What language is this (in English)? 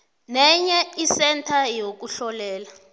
South Ndebele